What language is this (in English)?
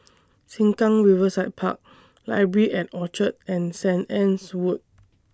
English